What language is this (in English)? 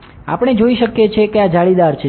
Gujarati